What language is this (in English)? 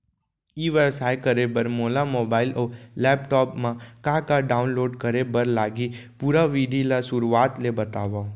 Chhattisgarhi